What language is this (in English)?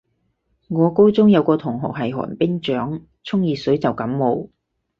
Cantonese